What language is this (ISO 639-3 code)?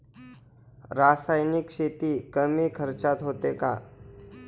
mar